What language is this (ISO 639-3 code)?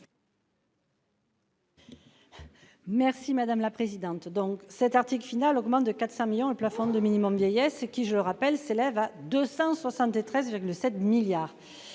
fra